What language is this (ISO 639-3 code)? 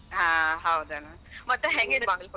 kan